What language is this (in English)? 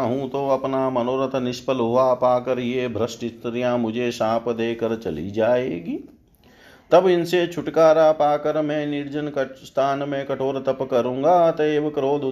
Hindi